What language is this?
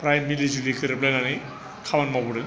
Bodo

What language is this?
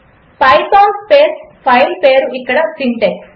Telugu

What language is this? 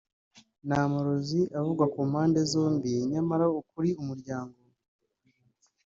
Kinyarwanda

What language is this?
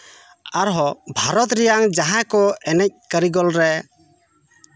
Santali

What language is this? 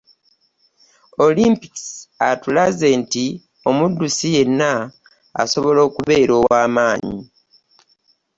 Ganda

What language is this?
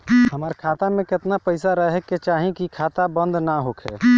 Bhojpuri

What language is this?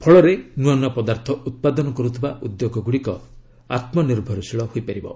Odia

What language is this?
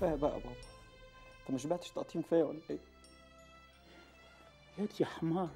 Arabic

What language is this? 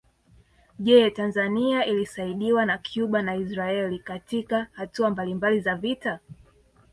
Swahili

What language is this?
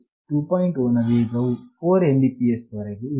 Kannada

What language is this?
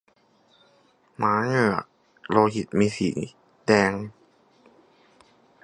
Thai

